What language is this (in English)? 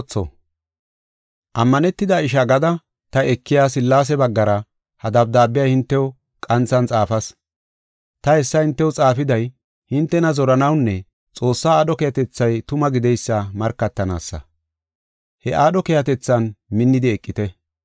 Gofa